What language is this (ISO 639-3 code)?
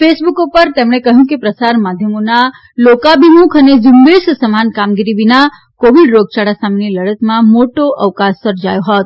guj